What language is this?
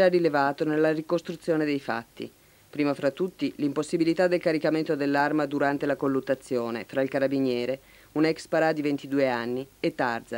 Italian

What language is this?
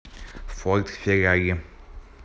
Russian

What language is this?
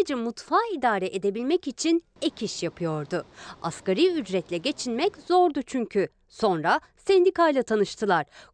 Turkish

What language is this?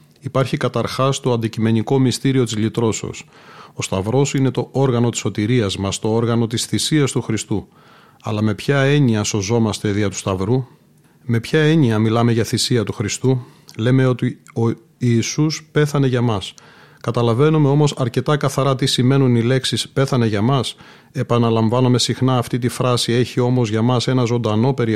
Greek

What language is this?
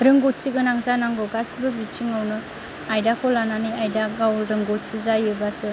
Bodo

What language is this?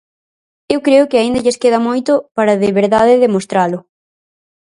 Galician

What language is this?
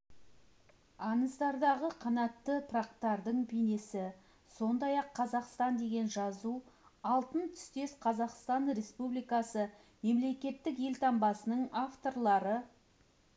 Kazakh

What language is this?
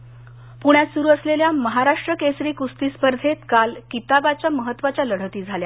Marathi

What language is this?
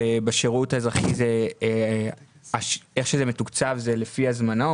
Hebrew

